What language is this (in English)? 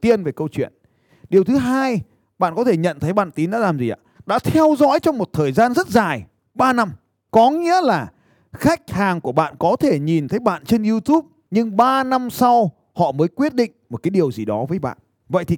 Vietnamese